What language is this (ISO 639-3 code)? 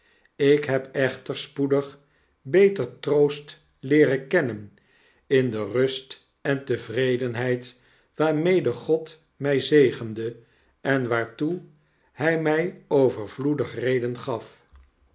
nld